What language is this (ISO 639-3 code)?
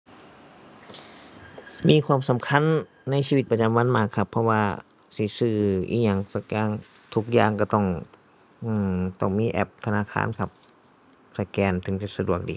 tha